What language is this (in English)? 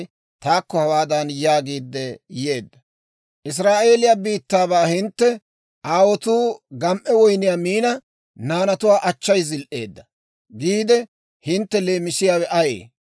Dawro